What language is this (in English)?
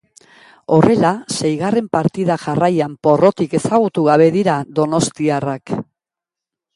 Basque